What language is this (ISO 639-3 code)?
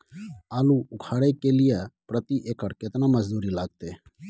mai